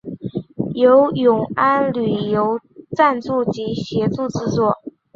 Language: Chinese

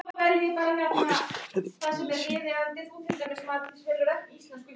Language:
Icelandic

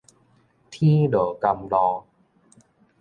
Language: Min Nan Chinese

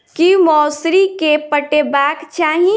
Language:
Maithili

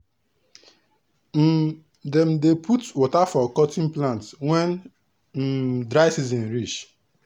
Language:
Nigerian Pidgin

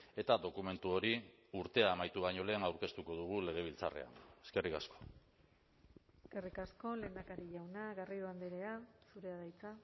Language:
Basque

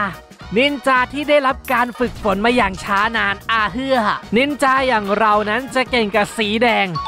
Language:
Thai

